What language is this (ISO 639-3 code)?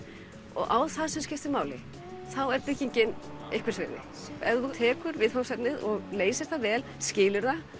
isl